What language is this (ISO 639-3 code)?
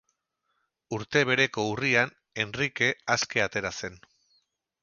eus